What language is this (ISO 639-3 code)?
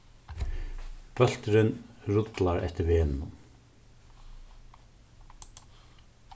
fao